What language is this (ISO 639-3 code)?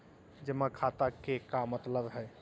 mag